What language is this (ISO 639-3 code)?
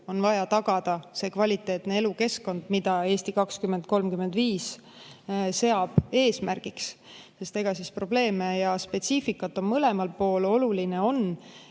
est